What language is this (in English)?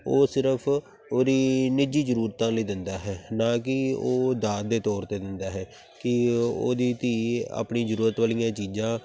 Punjabi